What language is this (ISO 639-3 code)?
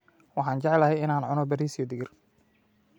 som